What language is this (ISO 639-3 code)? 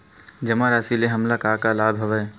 hne